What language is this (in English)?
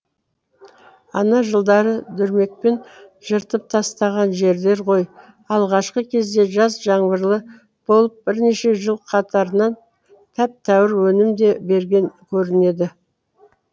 Kazakh